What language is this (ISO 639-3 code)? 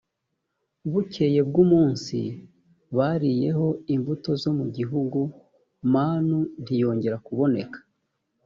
kin